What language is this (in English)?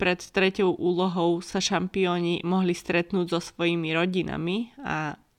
Slovak